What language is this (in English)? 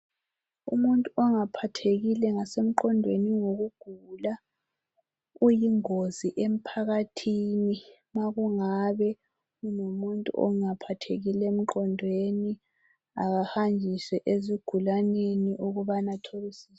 North Ndebele